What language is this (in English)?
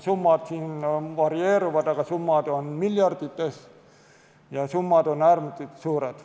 Estonian